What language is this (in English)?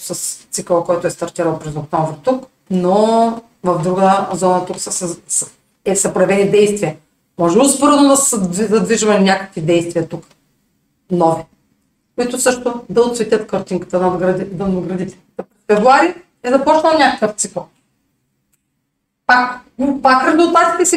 Bulgarian